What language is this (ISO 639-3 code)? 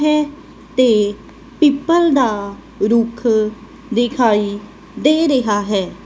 pan